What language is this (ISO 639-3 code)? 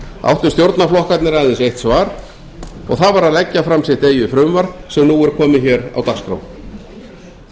isl